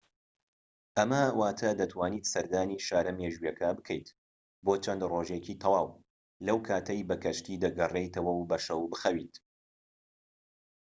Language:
Central Kurdish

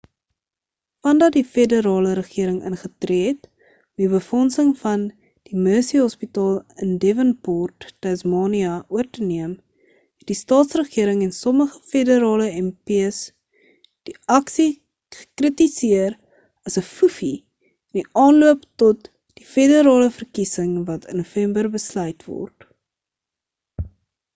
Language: Afrikaans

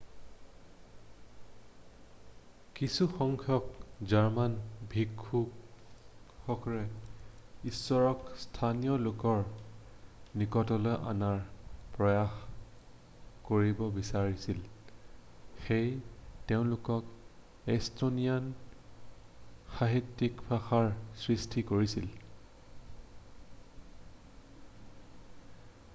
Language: Assamese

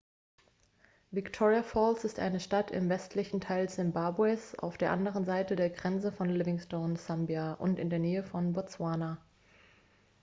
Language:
German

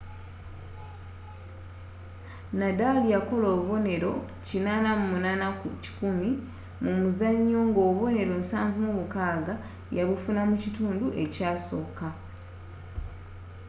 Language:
Ganda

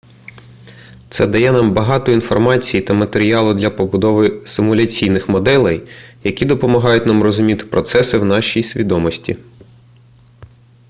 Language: Ukrainian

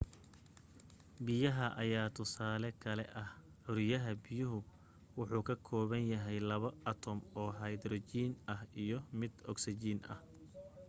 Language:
Somali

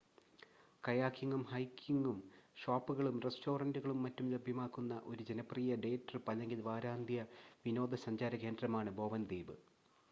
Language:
Malayalam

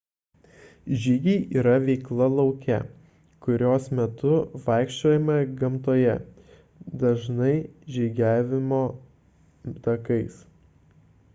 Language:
Lithuanian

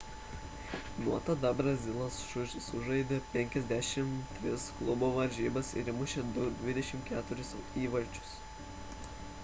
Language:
Lithuanian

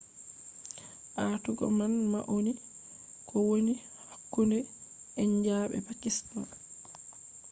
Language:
Fula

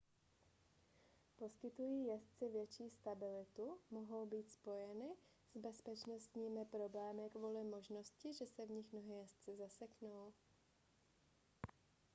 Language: Czech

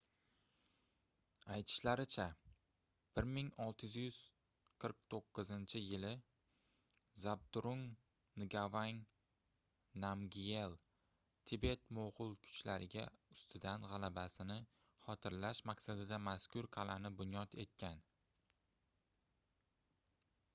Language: Uzbek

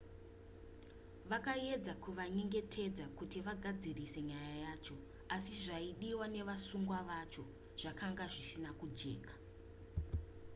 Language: Shona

